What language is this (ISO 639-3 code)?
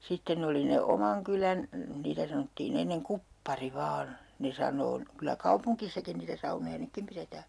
fin